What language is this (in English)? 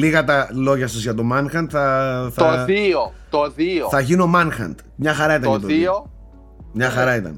Greek